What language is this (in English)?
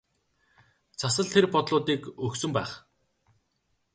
Mongolian